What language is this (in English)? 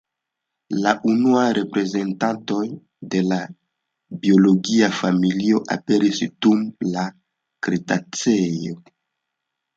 Esperanto